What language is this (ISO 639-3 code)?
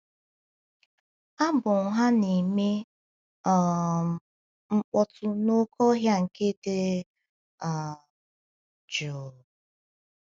ibo